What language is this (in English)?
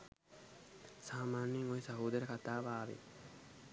Sinhala